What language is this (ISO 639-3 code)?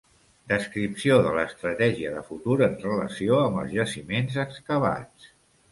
cat